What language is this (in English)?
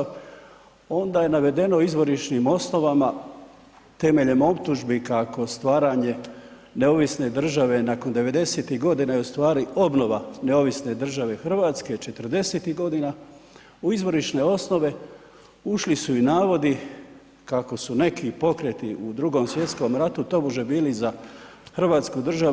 Croatian